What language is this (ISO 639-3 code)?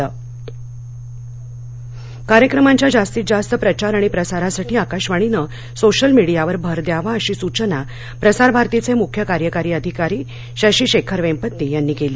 mar